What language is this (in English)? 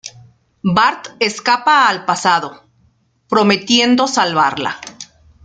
Spanish